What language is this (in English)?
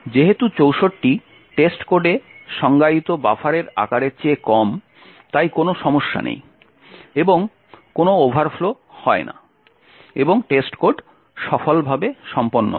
Bangla